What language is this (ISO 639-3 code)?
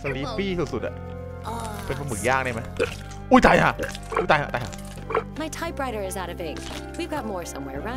tha